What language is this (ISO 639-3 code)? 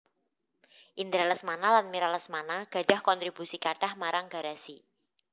jav